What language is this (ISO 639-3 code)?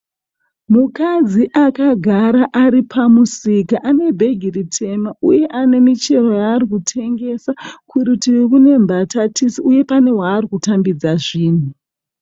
sna